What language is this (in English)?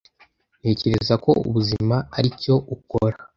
Kinyarwanda